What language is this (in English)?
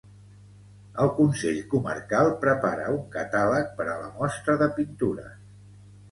Catalan